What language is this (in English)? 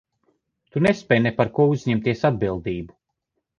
Latvian